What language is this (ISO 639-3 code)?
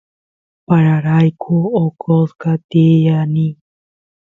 qus